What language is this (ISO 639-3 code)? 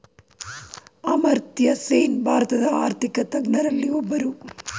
kan